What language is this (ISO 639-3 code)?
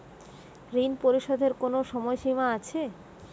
ben